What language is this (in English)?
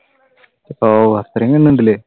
Malayalam